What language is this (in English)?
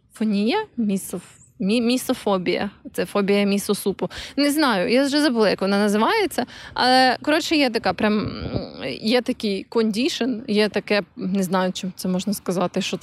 Ukrainian